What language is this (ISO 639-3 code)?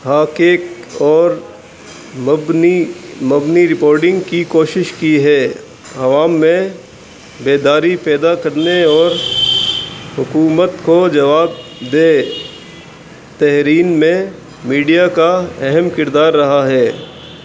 urd